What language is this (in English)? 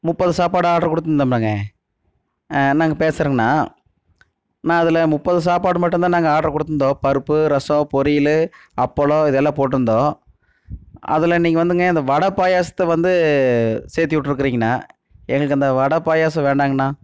Tamil